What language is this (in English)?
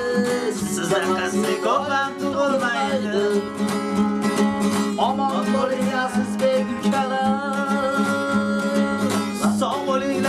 Uzbek